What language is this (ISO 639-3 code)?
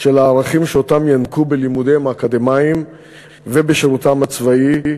heb